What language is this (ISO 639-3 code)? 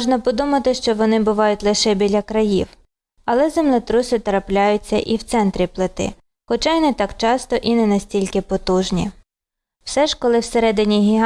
ukr